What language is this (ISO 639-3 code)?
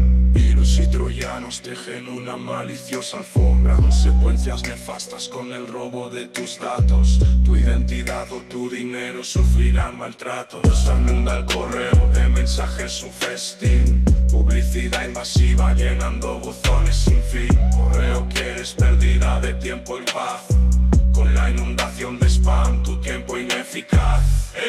ita